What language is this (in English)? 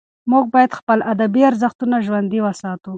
Pashto